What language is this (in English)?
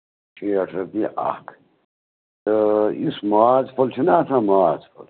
Kashmiri